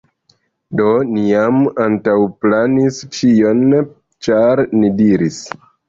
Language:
Esperanto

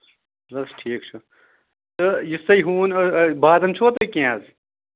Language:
Kashmiri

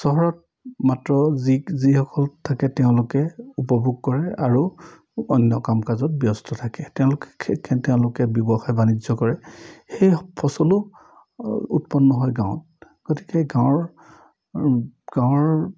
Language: Assamese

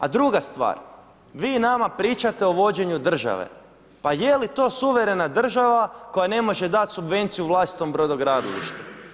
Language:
Croatian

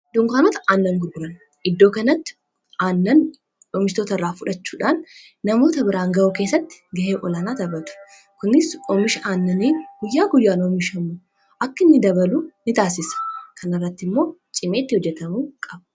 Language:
Oromo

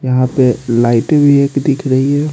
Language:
Hindi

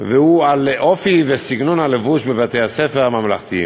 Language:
Hebrew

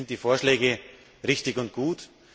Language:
German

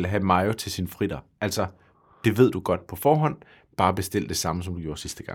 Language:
Danish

